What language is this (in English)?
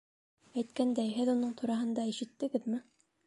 Bashkir